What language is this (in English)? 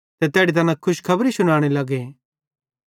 Bhadrawahi